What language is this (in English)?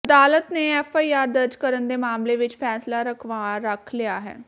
Punjabi